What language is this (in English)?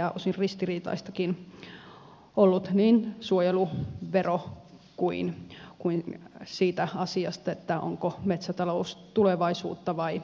Finnish